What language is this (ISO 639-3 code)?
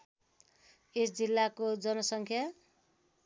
nep